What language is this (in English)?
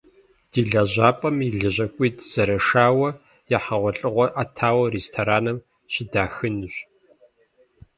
Kabardian